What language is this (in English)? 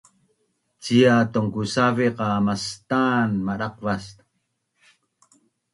Bunun